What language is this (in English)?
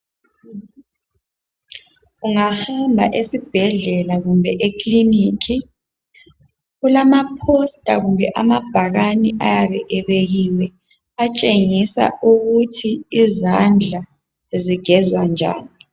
North Ndebele